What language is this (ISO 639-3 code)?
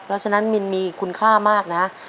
tha